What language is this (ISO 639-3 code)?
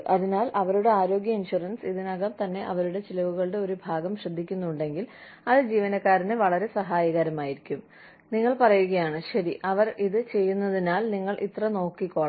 mal